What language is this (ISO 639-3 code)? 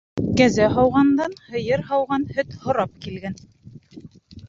bak